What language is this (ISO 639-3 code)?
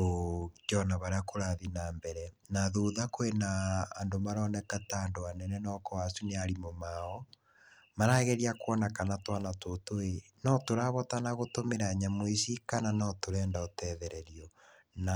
kik